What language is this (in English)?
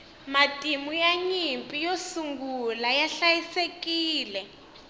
Tsonga